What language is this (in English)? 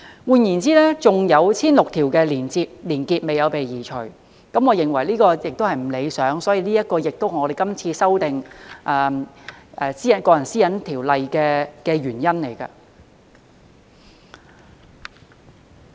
Cantonese